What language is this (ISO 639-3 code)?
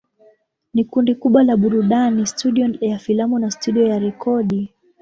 swa